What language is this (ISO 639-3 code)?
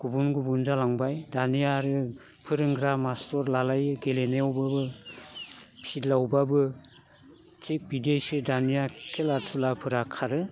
brx